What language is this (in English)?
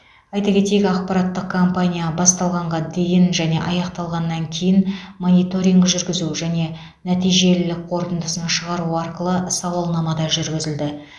Kazakh